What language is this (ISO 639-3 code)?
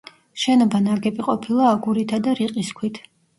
kat